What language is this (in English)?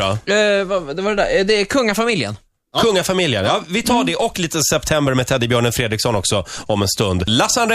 Swedish